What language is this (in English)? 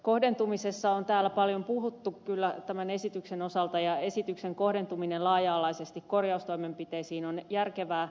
Finnish